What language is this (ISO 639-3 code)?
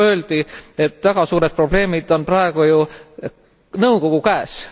est